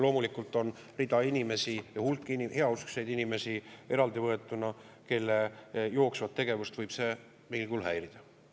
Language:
Estonian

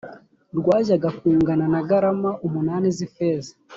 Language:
Kinyarwanda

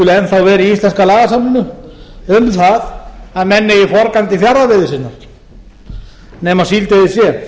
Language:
Icelandic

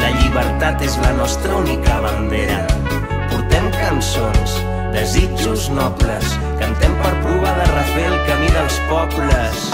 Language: Indonesian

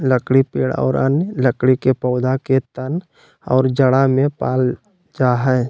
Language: Magahi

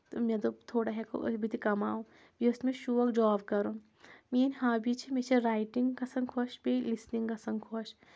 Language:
Kashmiri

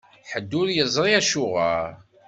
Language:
Kabyle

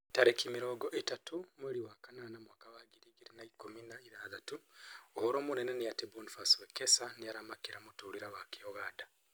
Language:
Kikuyu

